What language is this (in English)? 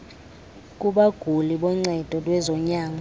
Xhosa